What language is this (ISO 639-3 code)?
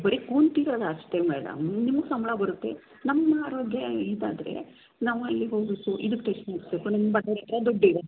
kan